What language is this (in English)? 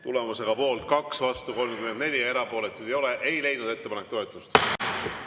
Estonian